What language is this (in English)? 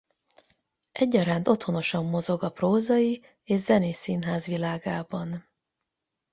Hungarian